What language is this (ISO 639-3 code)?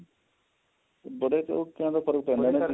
pan